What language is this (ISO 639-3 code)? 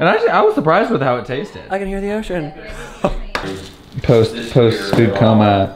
eng